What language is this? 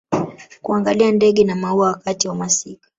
Swahili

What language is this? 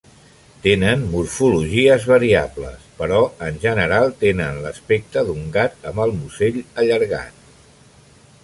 Catalan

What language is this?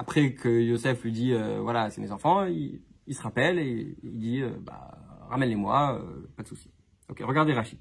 French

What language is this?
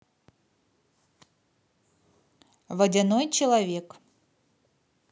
Russian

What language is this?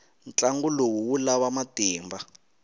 Tsonga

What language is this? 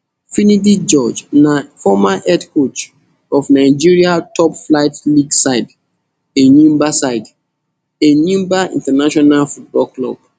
Nigerian Pidgin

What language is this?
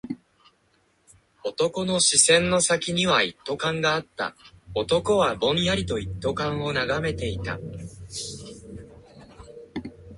Japanese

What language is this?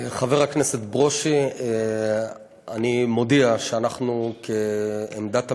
Hebrew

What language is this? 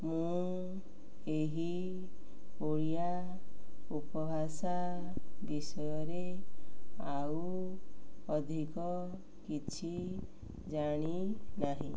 Odia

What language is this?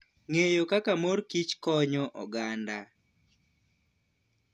Luo (Kenya and Tanzania)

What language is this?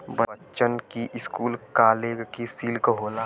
Bhojpuri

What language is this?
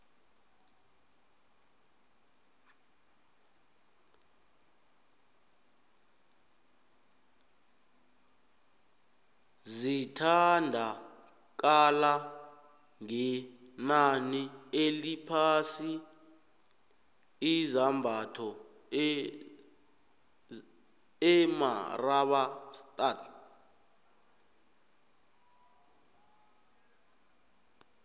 South Ndebele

